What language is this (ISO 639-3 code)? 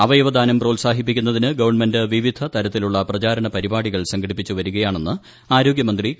mal